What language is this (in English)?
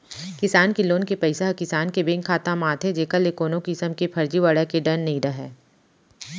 Chhattisgarhi